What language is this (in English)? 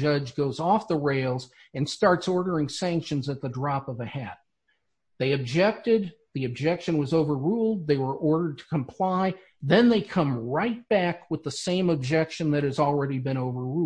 English